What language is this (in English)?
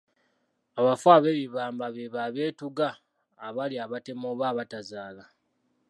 Ganda